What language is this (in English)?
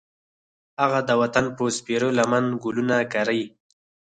Pashto